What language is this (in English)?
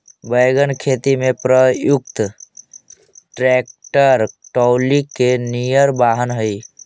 Magahi